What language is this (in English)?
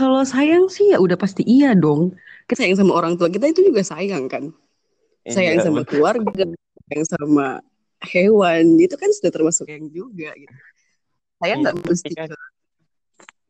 Indonesian